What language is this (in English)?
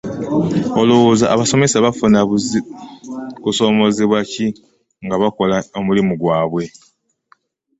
Ganda